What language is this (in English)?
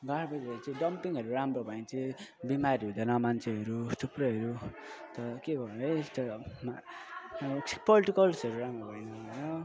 Nepali